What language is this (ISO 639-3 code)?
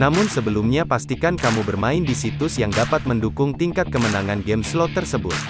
ind